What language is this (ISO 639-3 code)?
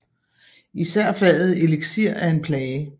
dan